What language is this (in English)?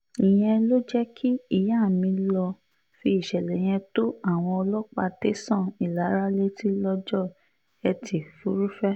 Yoruba